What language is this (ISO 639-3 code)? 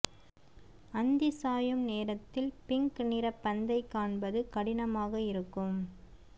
tam